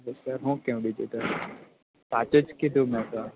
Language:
Gujarati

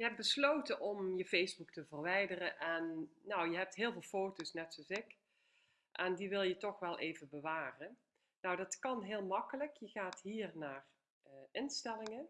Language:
Dutch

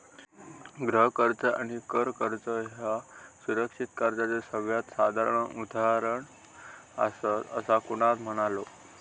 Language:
Marathi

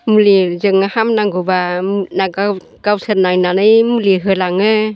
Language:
Bodo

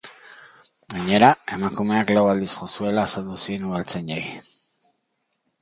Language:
Basque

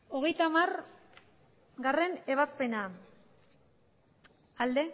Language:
Basque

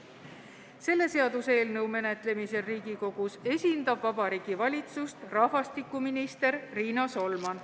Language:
Estonian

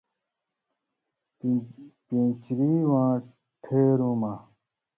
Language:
Indus Kohistani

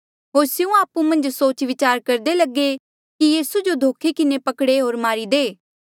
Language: Mandeali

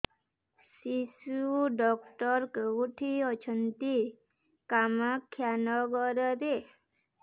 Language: Odia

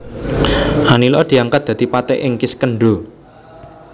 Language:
Javanese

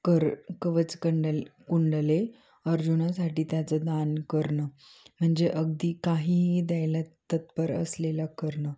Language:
Marathi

